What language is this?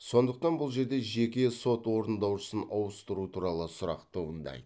Kazakh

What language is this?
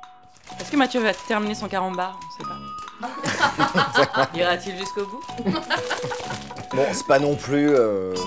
French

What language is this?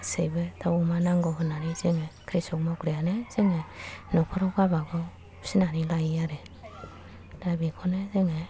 Bodo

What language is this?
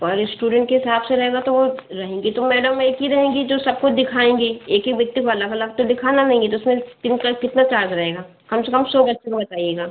Hindi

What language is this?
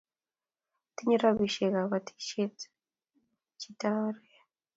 Kalenjin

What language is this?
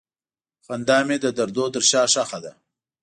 Pashto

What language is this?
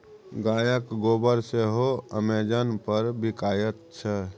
Maithili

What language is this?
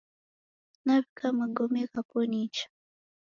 Taita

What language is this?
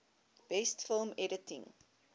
English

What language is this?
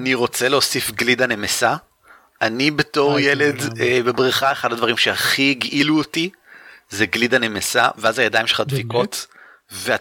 Hebrew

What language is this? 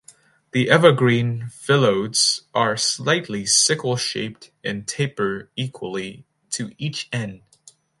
English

